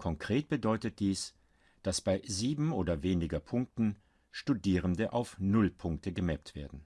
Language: German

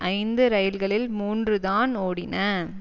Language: Tamil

